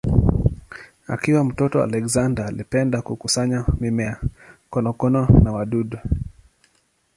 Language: Swahili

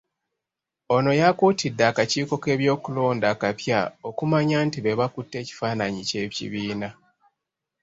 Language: Ganda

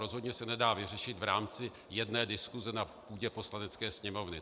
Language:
Czech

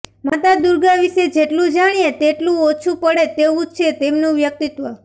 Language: Gujarati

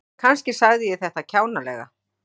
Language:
Icelandic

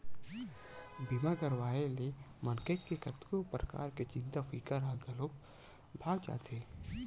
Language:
Chhattisgarhi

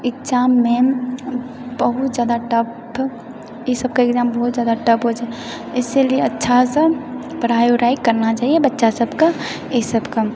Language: Maithili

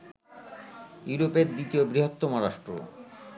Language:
Bangla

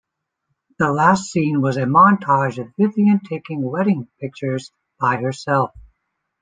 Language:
English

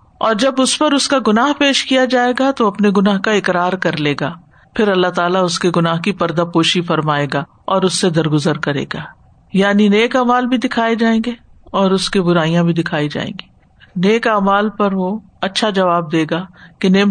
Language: Urdu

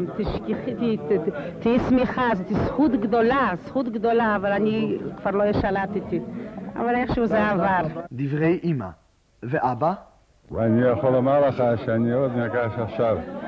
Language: Hebrew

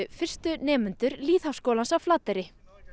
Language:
Icelandic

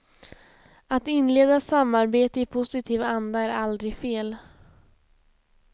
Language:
Swedish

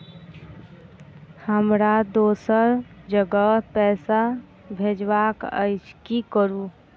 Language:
Maithili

